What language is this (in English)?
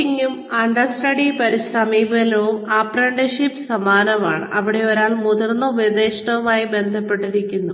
Malayalam